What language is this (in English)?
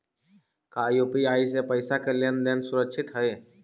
Magahi